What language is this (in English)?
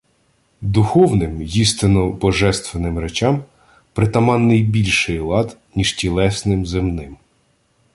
Ukrainian